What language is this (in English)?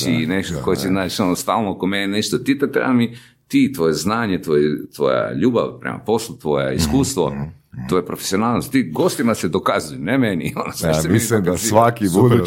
Croatian